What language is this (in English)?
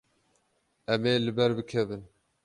Kurdish